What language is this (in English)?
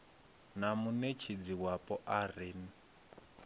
Venda